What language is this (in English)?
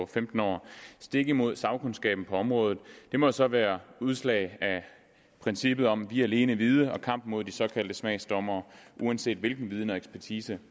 Danish